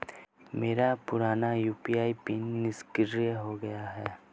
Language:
Hindi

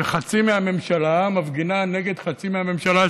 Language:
Hebrew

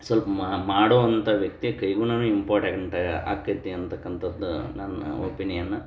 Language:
Kannada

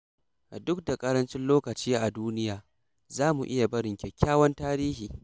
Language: Hausa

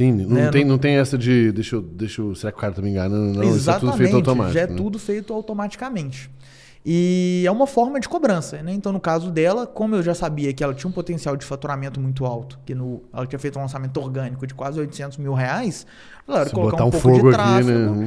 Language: Portuguese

